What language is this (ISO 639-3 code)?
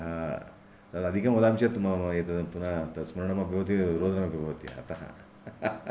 san